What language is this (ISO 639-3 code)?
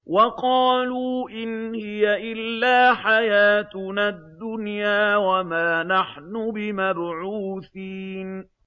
ara